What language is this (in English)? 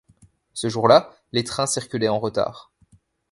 French